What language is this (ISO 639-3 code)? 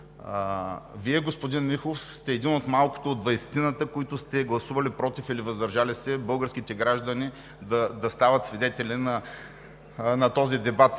bul